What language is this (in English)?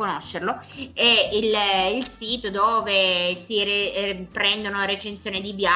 Italian